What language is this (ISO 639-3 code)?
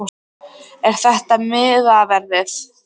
isl